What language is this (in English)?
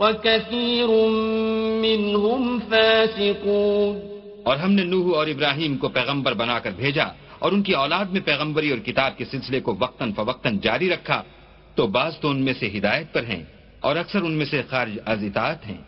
Arabic